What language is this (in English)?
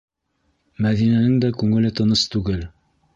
Bashkir